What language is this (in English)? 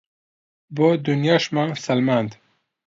Central Kurdish